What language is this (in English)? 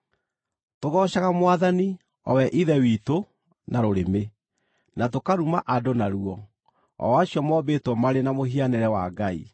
Kikuyu